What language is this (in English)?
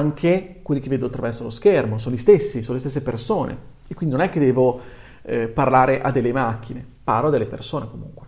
Italian